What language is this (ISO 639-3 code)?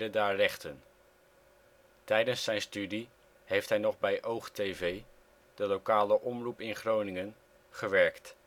nld